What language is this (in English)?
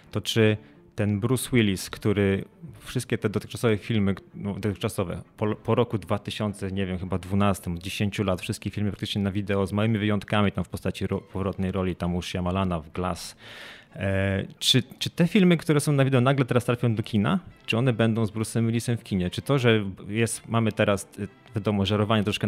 Polish